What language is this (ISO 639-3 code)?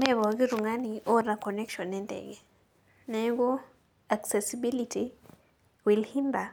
mas